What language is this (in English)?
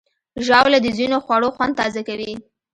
Pashto